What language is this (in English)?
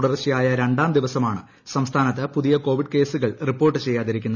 Malayalam